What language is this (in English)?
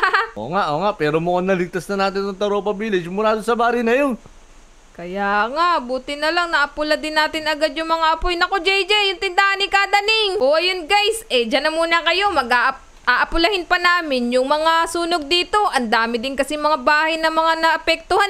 Filipino